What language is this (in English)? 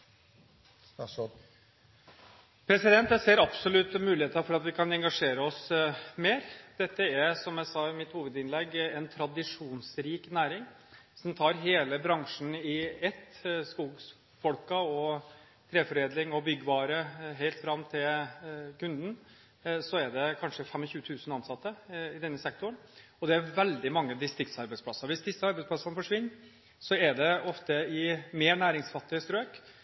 Norwegian Bokmål